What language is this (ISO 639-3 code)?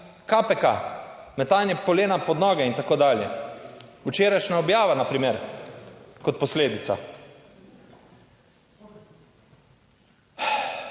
slv